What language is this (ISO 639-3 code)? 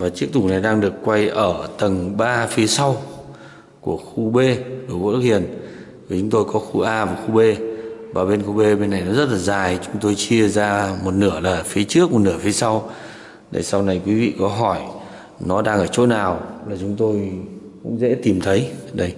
vie